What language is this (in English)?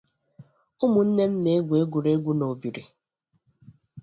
Igbo